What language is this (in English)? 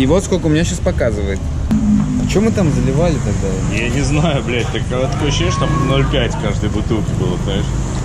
Russian